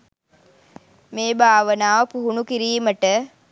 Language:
Sinhala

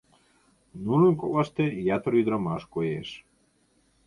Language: Mari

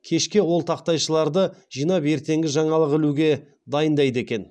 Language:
Kazakh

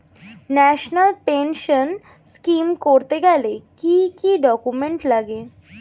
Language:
Bangla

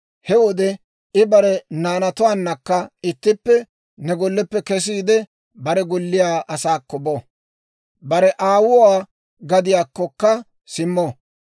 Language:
Dawro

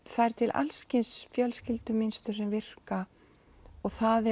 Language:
Icelandic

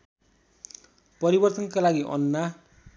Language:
Nepali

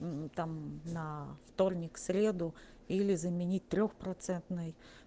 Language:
Russian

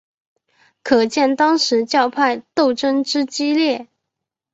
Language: Chinese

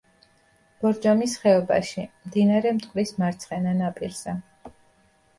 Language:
Georgian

